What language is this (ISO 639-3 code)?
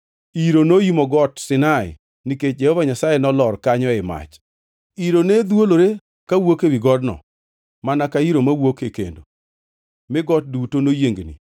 luo